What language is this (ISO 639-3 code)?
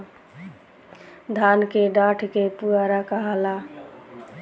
bho